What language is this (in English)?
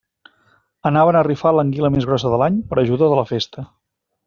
Catalan